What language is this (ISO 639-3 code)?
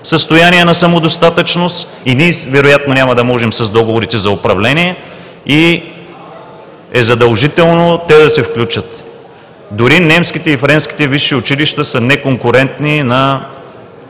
bul